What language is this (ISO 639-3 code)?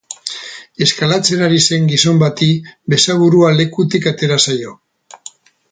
eus